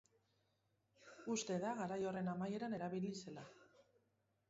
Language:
Basque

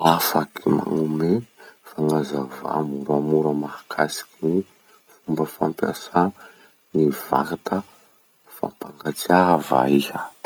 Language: Masikoro Malagasy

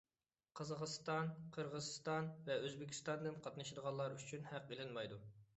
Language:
Uyghur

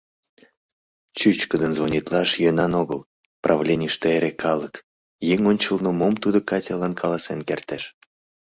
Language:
Mari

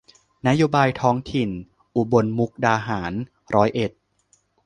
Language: Thai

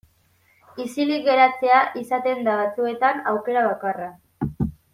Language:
Basque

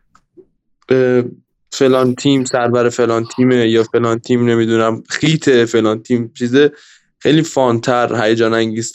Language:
Persian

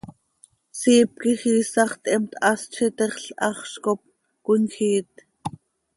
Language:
Seri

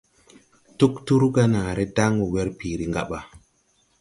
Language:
Tupuri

